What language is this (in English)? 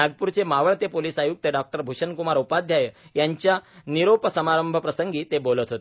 Marathi